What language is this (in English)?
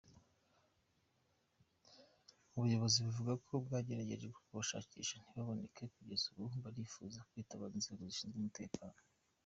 Kinyarwanda